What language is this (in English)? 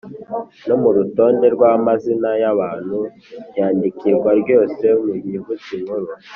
Kinyarwanda